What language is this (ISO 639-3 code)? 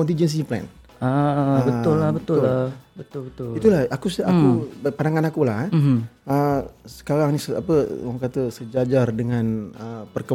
msa